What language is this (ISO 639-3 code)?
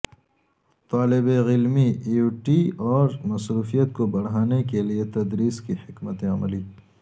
urd